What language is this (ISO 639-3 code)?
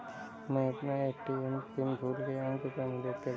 hin